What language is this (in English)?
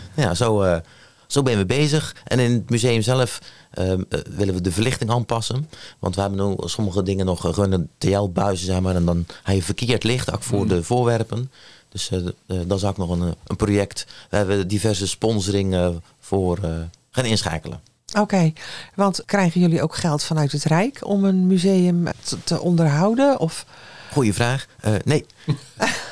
Dutch